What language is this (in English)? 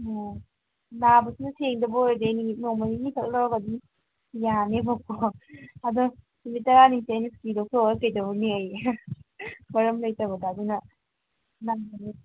Manipuri